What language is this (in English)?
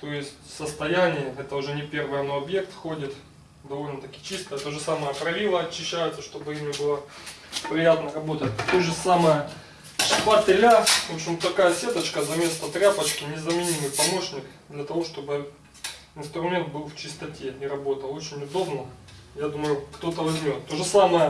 Russian